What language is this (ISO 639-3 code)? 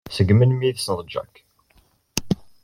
kab